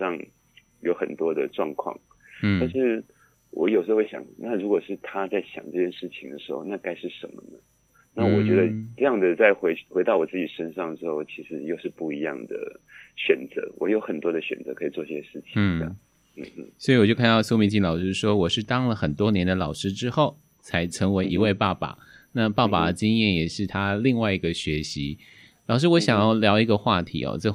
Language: Chinese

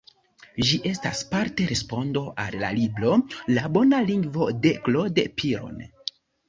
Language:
Esperanto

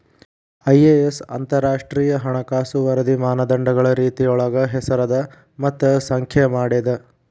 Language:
Kannada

